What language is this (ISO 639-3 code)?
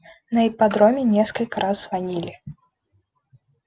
rus